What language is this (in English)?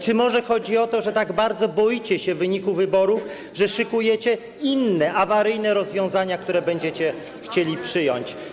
Polish